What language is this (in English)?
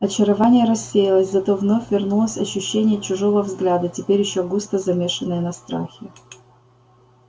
Russian